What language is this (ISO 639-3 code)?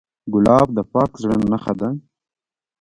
pus